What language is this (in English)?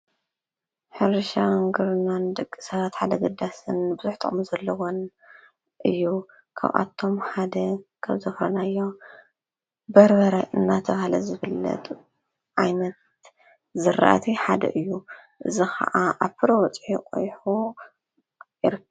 Tigrinya